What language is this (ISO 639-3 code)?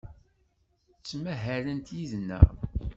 kab